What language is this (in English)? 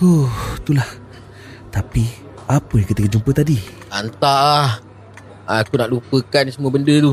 Malay